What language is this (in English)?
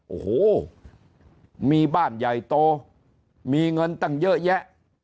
Thai